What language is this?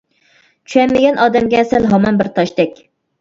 Uyghur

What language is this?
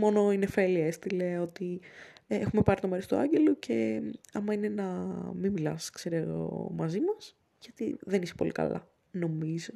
Greek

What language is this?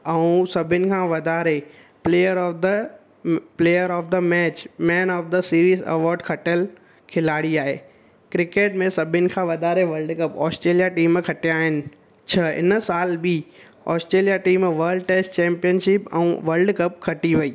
Sindhi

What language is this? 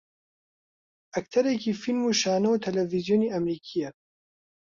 Central Kurdish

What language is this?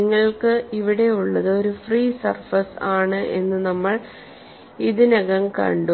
Malayalam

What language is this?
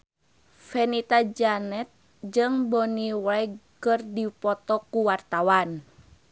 Sundanese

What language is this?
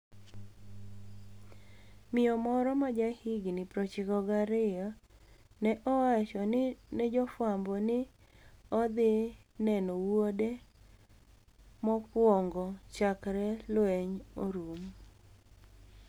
Luo (Kenya and Tanzania)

